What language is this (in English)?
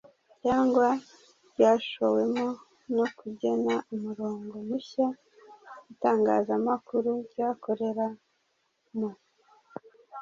Kinyarwanda